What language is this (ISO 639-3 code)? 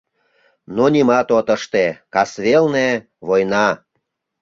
chm